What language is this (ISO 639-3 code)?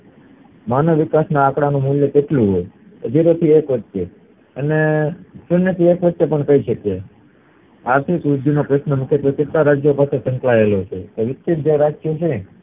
guj